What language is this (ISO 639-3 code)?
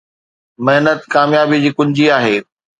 snd